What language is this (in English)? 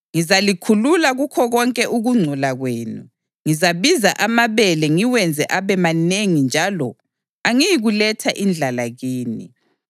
North Ndebele